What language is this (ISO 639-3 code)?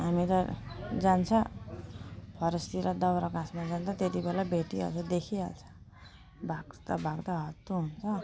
nep